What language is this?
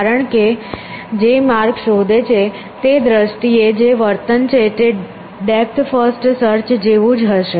Gujarati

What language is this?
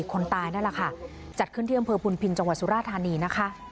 Thai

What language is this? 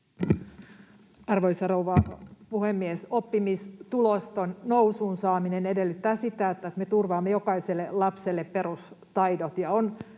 Finnish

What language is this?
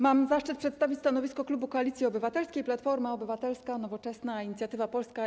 Polish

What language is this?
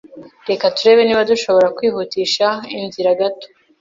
Kinyarwanda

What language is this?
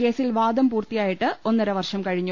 Malayalam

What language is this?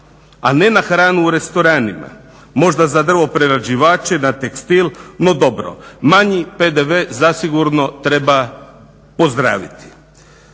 Croatian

